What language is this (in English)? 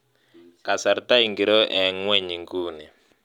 Kalenjin